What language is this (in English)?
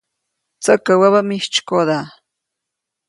Copainalá Zoque